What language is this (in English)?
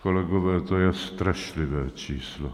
Czech